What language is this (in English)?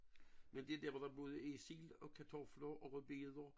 Danish